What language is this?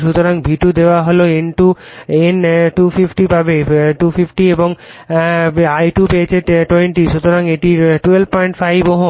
Bangla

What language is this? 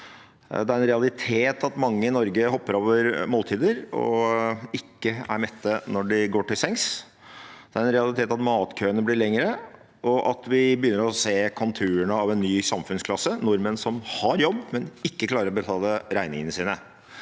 Norwegian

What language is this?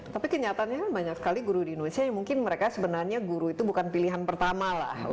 Indonesian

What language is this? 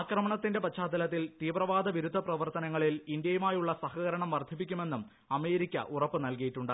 Malayalam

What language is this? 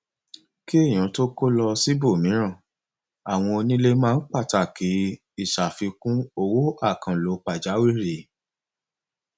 Yoruba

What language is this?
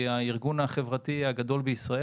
Hebrew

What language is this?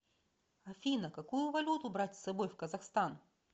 Russian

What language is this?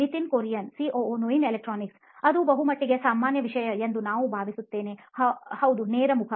Kannada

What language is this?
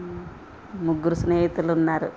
Telugu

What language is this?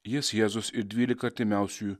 Lithuanian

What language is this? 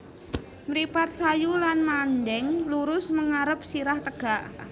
Javanese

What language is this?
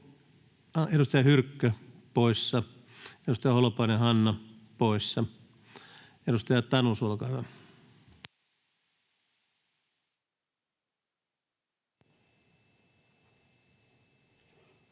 Finnish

